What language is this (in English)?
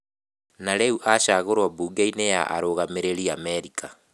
Kikuyu